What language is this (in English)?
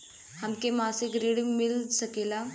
Bhojpuri